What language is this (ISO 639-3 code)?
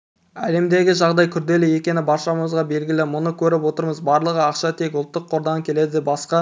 kaz